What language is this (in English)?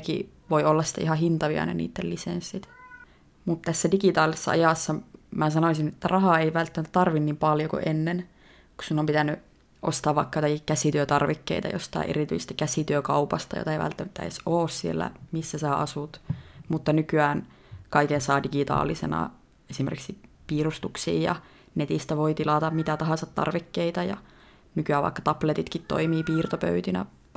Finnish